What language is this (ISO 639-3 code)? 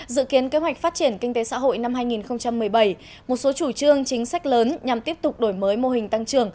vie